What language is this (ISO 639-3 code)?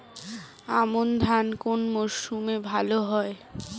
ben